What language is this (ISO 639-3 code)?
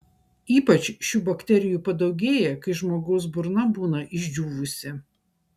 lit